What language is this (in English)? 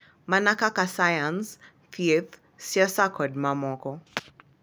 Luo (Kenya and Tanzania)